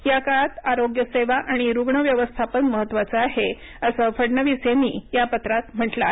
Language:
Marathi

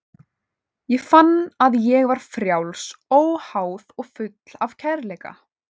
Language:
Icelandic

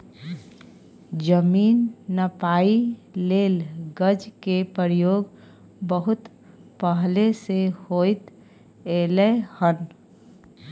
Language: Maithili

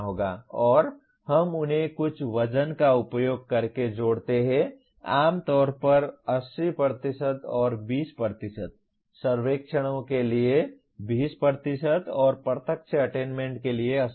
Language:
Hindi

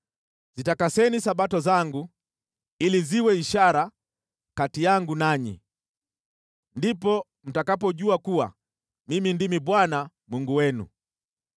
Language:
Swahili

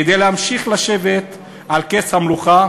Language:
Hebrew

